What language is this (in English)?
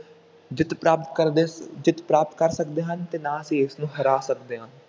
Punjabi